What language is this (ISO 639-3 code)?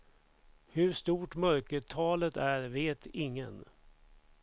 swe